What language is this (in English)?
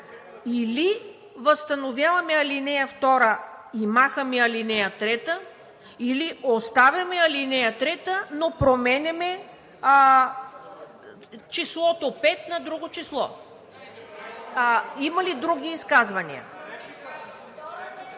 Bulgarian